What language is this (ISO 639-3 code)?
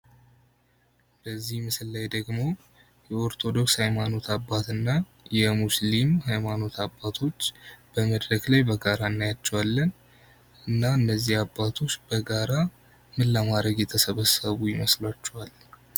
amh